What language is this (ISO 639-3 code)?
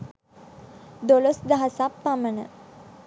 sin